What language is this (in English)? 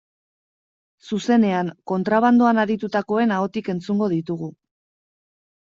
Basque